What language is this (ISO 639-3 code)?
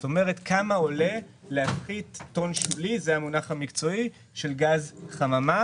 heb